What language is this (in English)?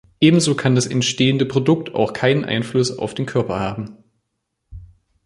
German